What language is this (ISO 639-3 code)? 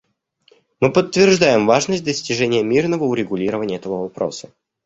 rus